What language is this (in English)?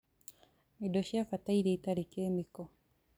Kikuyu